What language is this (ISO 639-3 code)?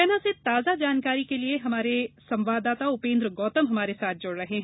hin